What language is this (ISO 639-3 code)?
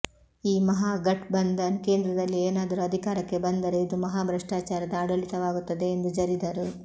kan